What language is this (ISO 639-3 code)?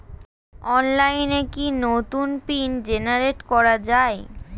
ben